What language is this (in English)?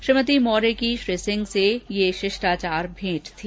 Hindi